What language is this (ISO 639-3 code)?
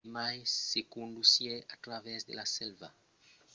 oci